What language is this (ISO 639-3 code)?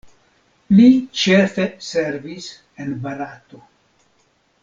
epo